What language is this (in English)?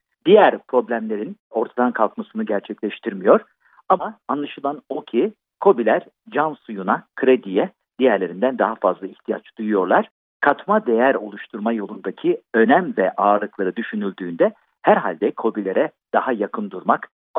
Turkish